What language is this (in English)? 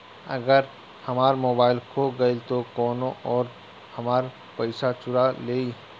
Bhojpuri